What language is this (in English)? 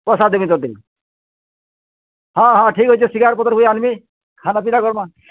Odia